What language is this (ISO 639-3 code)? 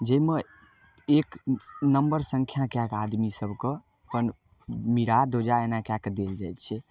mai